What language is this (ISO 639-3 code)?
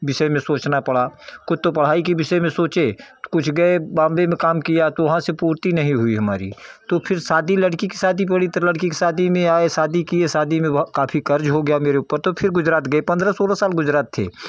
hin